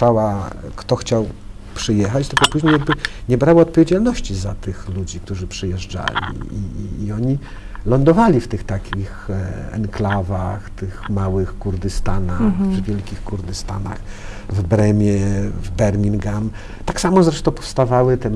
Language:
Polish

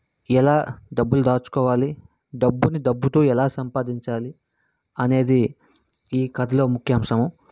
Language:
Telugu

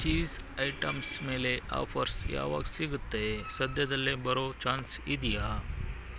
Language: Kannada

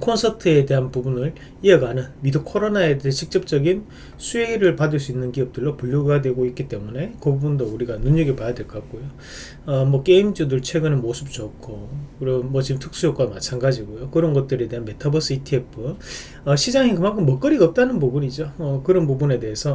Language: Korean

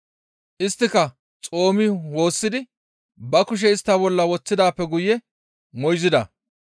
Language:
Gamo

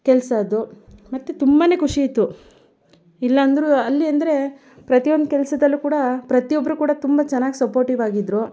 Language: Kannada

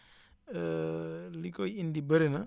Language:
Wolof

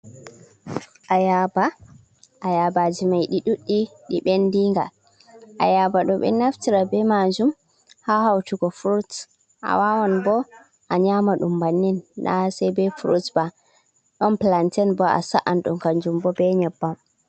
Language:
Fula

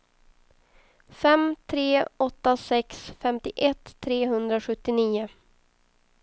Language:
Swedish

